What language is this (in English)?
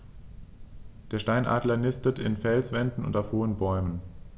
German